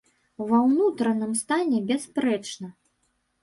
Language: Belarusian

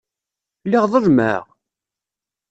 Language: Kabyle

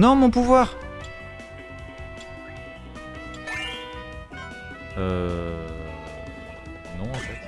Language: French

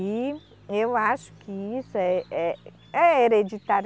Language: Portuguese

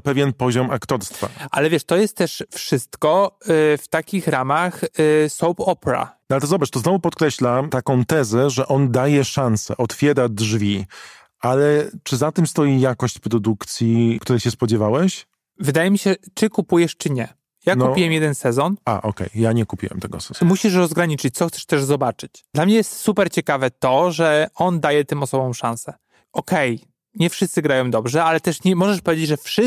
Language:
Polish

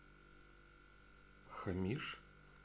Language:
Russian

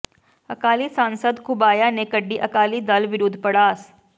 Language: Punjabi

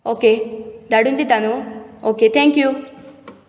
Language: Konkani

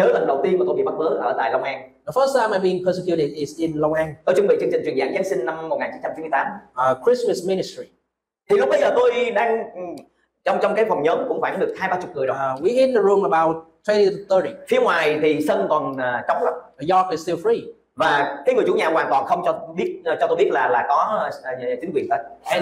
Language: Vietnamese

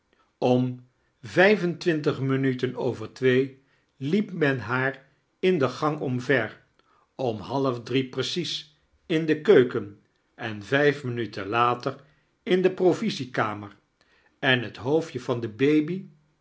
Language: Dutch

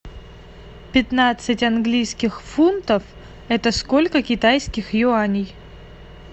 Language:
Russian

